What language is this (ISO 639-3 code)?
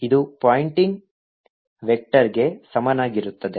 kan